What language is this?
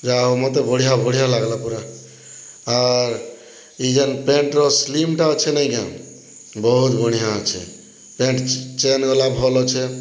Odia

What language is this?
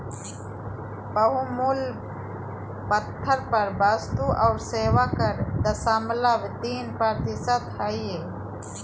Magahi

